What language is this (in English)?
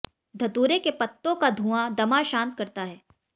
Hindi